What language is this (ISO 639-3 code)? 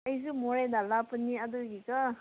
mni